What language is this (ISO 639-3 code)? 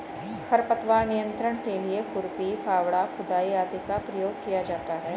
hin